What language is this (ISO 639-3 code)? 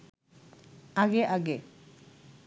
ben